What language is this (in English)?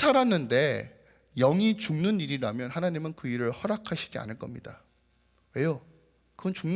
Korean